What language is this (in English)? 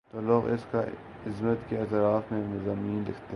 Urdu